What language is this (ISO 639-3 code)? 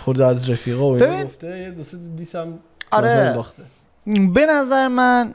fas